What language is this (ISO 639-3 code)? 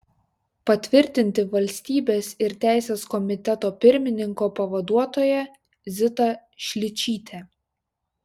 lit